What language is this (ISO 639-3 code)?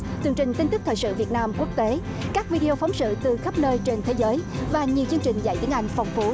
vie